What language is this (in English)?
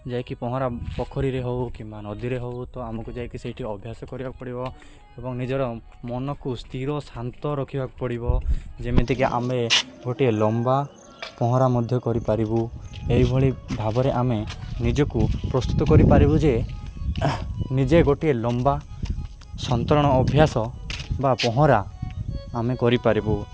Odia